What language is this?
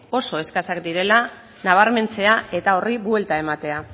Basque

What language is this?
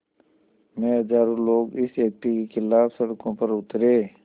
Hindi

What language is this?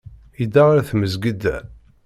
Kabyle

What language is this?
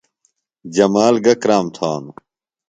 Phalura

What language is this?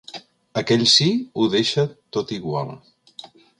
Catalan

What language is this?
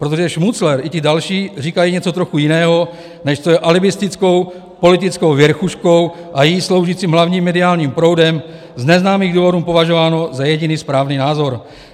Czech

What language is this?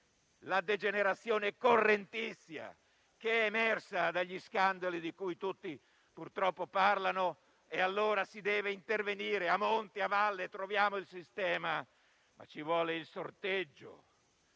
Italian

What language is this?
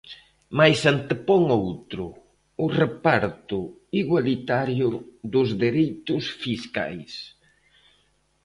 Galician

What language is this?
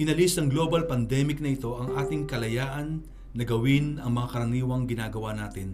Filipino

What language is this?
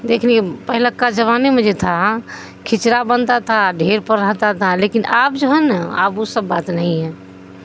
Urdu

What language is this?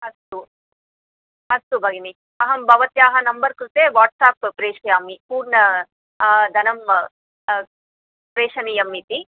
Sanskrit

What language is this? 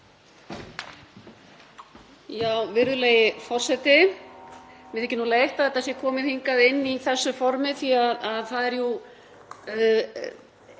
Icelandic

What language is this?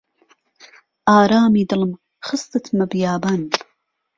Central Kurdish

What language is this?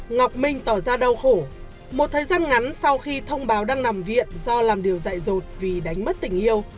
Vietnamese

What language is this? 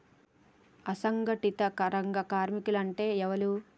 Telugu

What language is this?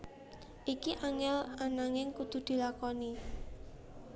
Javanese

